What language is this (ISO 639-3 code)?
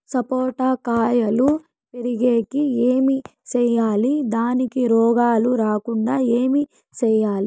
tel